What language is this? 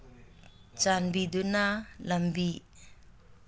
Manipuri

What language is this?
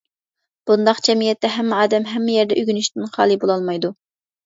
Uyghur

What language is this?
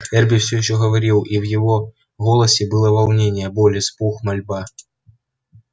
Russian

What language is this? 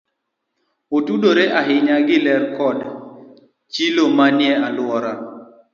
Luo (Kenya and Tanzania)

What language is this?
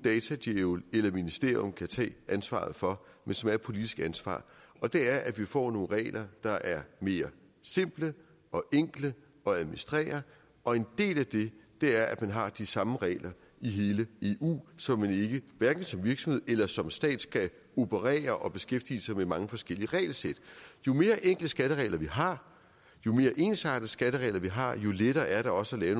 Danish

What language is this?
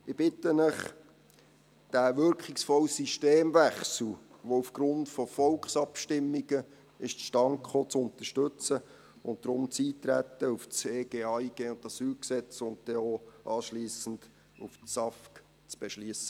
Swiss German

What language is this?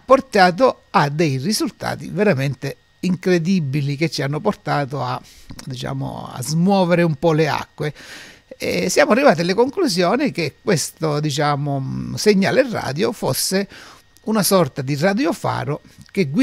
Italian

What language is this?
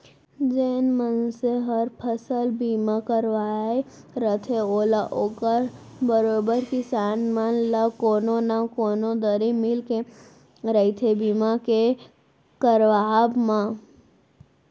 Chhattisgarhi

